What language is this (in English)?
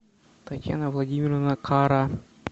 Russian